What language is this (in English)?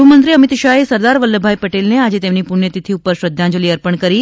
Gujarati